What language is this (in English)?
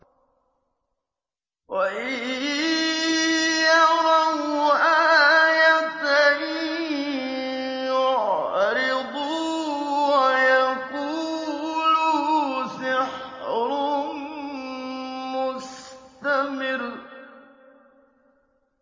Arabic